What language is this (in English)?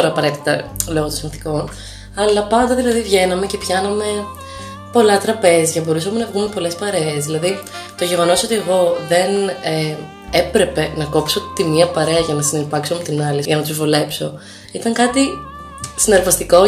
Greek